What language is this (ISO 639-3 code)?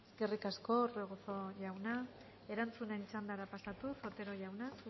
eus